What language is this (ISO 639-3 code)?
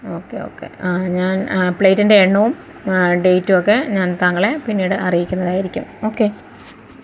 mal